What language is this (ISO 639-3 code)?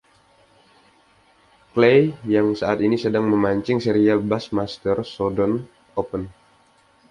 ind